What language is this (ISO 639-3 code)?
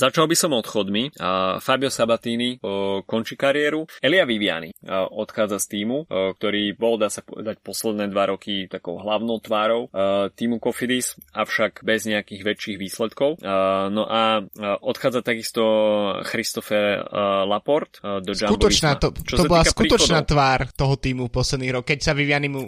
slk